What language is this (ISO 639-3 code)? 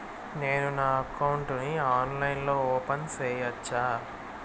tel